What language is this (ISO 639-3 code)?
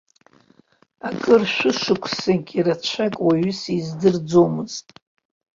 abk